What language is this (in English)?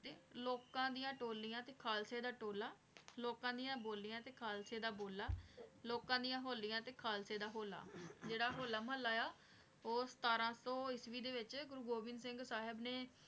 Punjabi